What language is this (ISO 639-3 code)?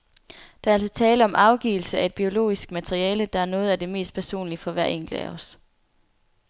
dan